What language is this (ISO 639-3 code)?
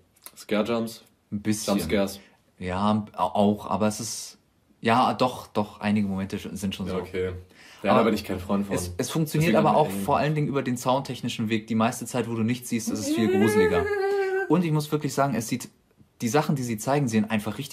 deu